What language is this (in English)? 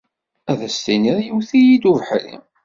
Kabyle